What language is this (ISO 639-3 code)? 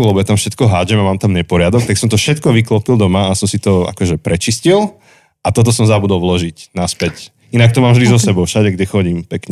slk